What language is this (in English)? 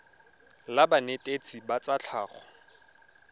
Tswana